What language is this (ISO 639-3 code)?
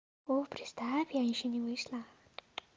rus